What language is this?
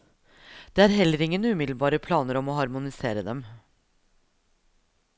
Norwegian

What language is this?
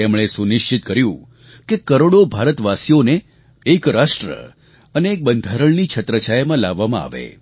Gujarati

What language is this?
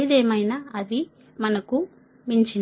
Telugu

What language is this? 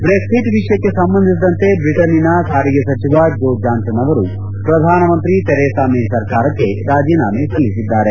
Kannada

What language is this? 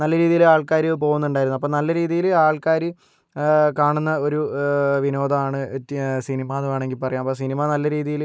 Malayalam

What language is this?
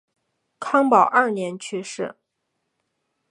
Chinese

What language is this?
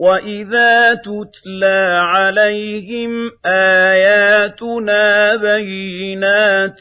Arabic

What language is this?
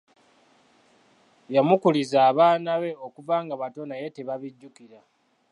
Ganda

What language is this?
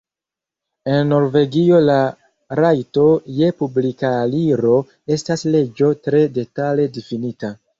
Esperanto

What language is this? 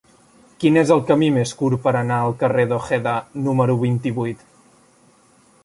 Catalan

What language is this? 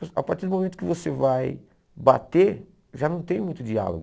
Portuguese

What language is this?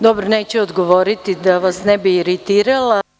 Serbian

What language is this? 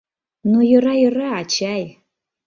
Mari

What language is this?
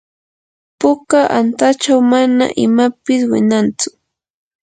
Yanahuanca Pasco Quechua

